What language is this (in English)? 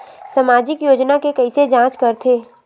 Chhattisgarhi